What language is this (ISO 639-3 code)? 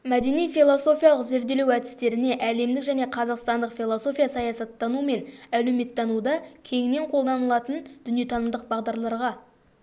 kaz